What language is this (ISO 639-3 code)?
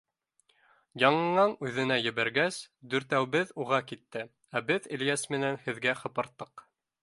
bak